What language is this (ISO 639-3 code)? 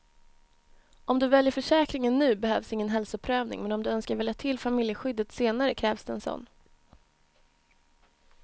swe